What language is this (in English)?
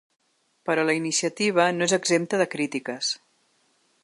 Catalan